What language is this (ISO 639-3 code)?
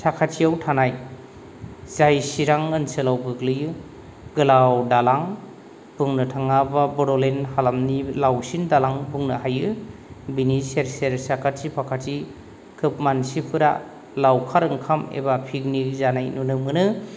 brx